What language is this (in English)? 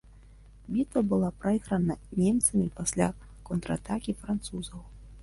Belarusian